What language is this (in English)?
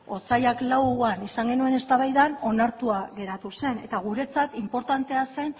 Basque